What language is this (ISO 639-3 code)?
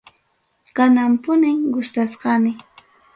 quy